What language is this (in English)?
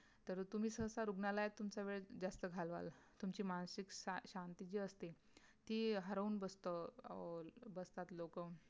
Marathi